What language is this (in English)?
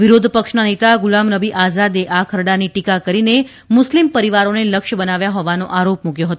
Gujarati